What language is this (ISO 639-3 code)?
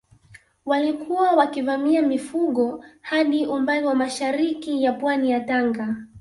swa